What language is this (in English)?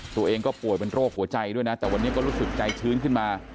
Thai